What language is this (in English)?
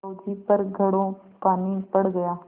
Hindi